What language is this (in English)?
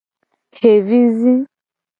Gen